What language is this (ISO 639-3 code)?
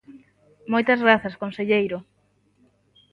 glg